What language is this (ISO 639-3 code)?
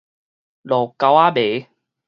nan